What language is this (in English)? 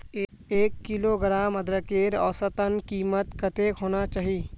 Magahi